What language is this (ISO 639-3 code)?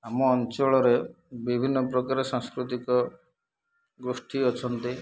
ori